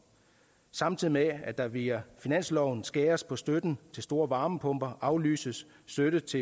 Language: Danish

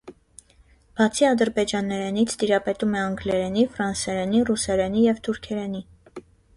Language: Armenian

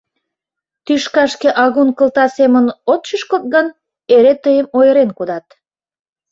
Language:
Mari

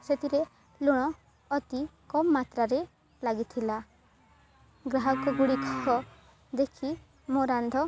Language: Odia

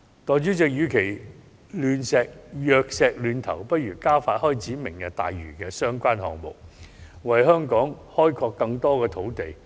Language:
Cantonese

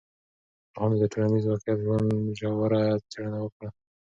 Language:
Pashto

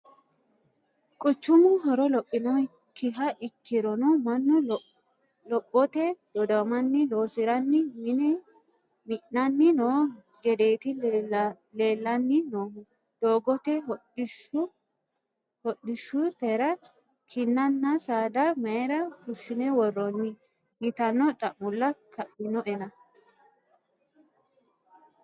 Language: Sidamo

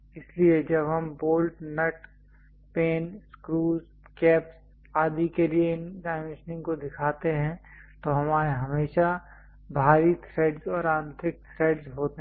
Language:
Hindi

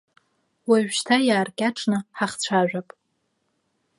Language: Abkhazian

